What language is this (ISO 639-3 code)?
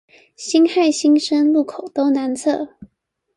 zho